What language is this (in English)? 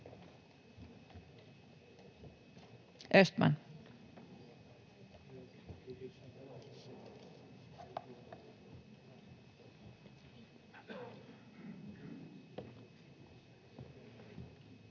Finnish